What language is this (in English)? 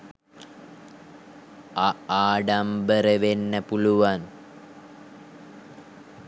Sinhala